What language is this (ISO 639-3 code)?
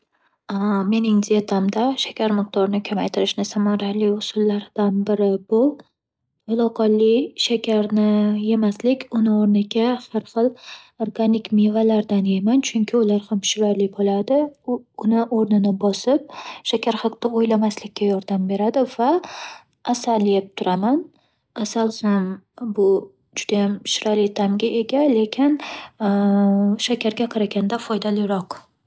uzb